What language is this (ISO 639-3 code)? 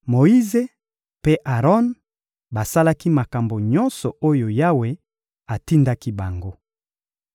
lin